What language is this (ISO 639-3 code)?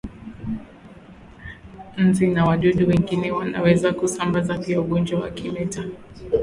swa